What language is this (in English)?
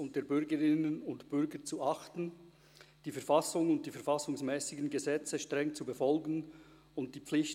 Swiss German